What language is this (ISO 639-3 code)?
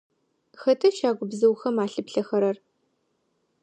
ady